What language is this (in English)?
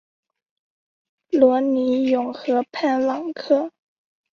Chinese